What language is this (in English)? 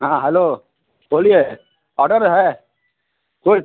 Hindi